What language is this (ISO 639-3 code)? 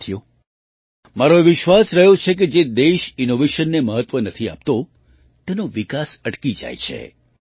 guj